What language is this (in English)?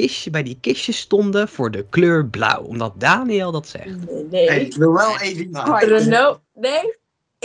Dutch